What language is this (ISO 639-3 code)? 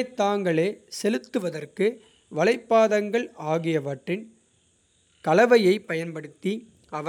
kfe